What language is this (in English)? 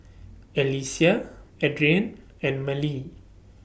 English